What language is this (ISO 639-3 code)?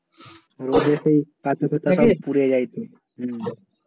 ben